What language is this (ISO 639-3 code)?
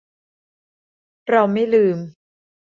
tha